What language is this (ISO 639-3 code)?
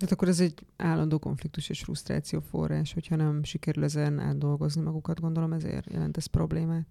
hun